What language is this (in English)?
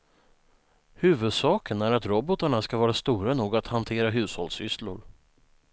Swedish